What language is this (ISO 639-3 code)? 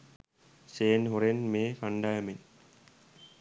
sin